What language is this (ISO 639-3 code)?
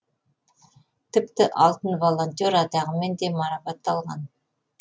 kaz